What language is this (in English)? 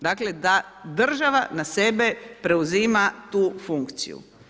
Croatian